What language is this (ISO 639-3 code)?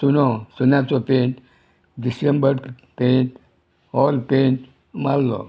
kok